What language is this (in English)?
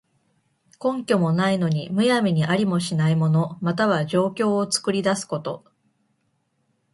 Japanese